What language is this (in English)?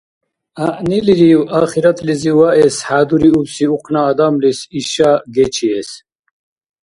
Dargwa